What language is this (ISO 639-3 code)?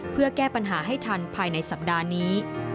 tha